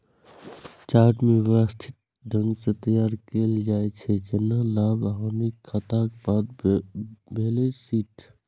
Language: Maithili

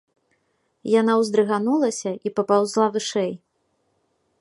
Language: Belarusian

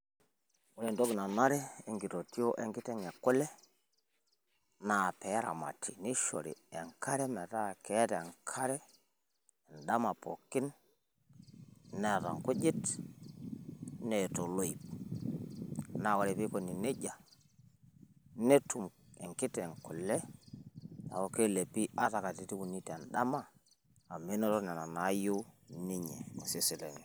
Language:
Masai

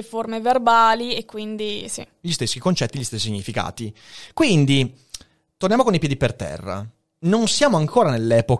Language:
Italian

